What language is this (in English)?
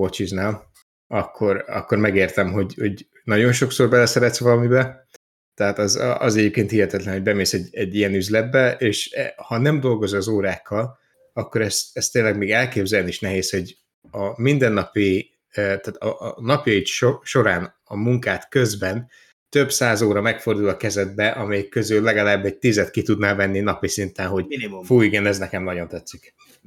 Hungarian